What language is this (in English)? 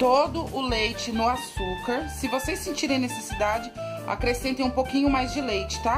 Portuguese